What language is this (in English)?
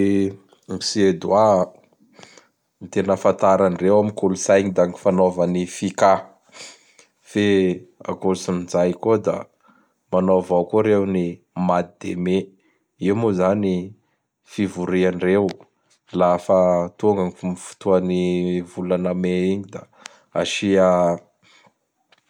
Bara Malagasy